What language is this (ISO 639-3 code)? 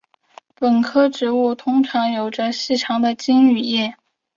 zho